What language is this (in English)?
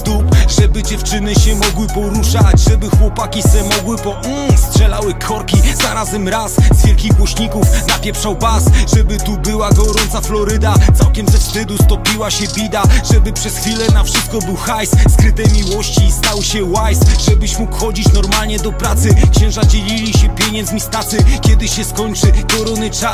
Polish